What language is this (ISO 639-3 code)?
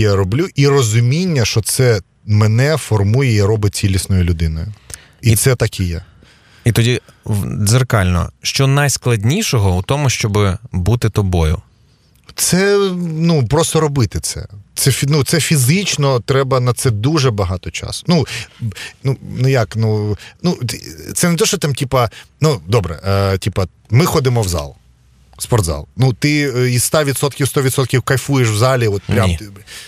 ukr